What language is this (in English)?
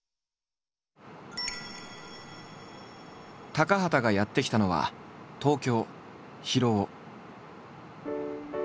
Japanese